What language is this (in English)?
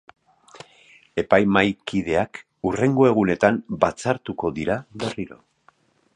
Basque